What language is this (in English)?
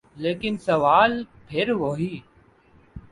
Urdu